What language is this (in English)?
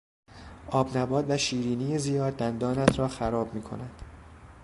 Persian